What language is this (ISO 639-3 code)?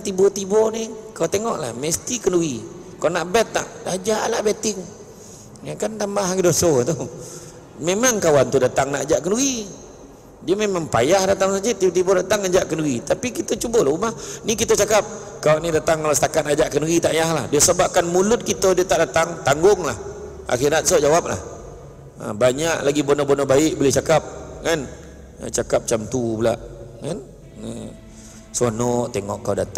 msa